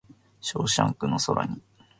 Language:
Japanese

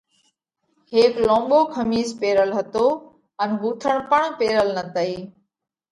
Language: Parkari Koli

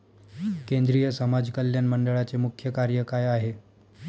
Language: Marathi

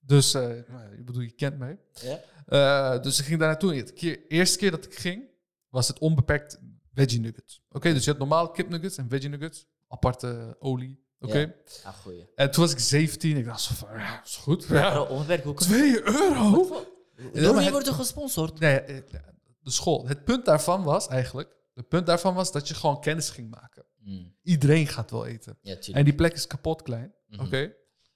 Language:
Dutch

